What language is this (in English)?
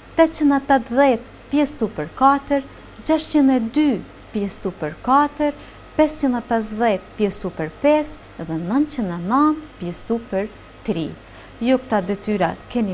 Turkish